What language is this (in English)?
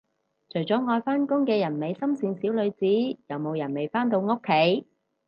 Cantonese